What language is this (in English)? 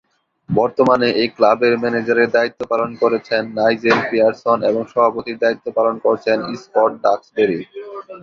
Bangla